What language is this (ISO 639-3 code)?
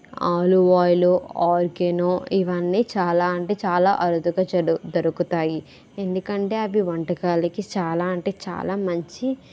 tel